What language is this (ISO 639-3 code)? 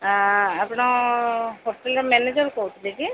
ori